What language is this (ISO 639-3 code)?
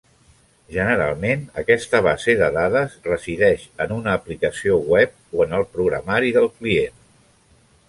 cat